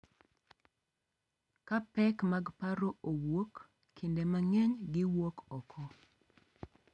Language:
Luo (Kenya and Tanzania)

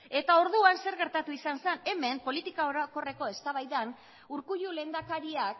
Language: Basque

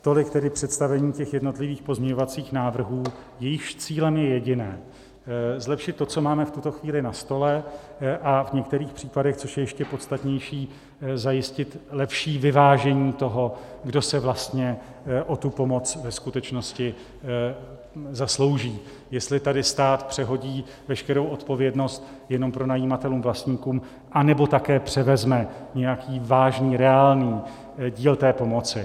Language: Czech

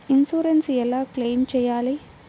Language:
Telugu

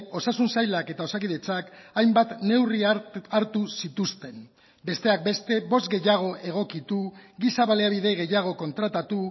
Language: Basque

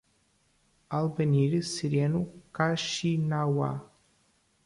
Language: Portuguese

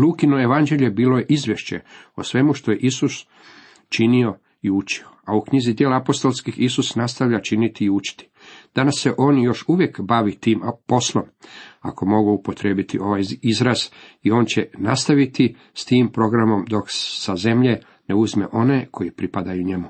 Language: Croatian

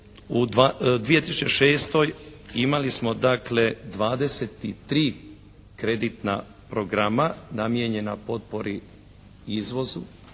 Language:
Croatian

